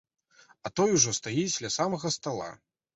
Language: Belarusian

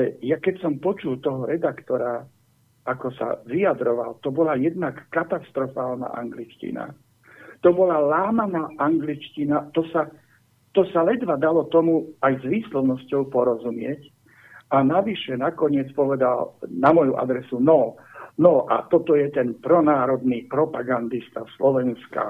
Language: Slovak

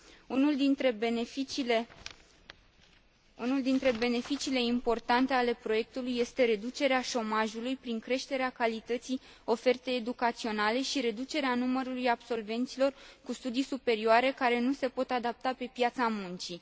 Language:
Romanian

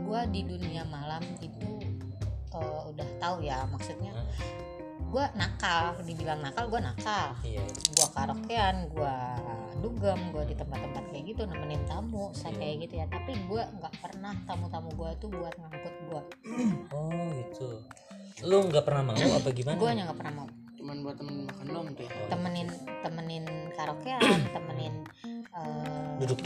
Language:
Indonesian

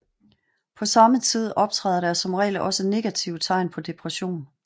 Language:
Danish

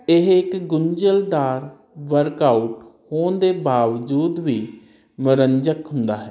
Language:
Punjabi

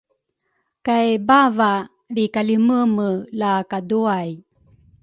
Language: Rukai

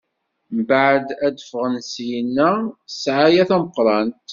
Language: Kabyle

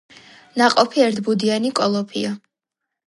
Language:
Georgian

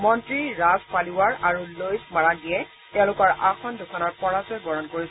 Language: Assamese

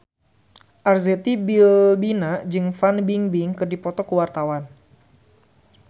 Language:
Sundanese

